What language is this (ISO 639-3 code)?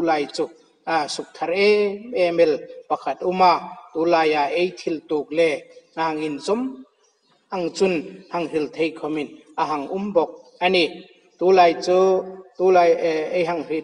tha